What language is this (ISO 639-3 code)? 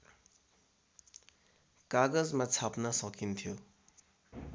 nep